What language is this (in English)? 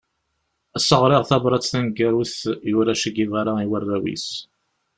Kabyle